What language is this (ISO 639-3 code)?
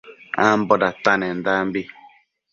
mcf